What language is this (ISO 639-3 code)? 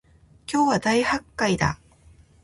jpn